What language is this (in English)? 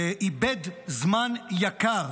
Hebrew